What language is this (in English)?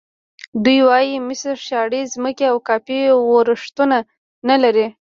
Pashto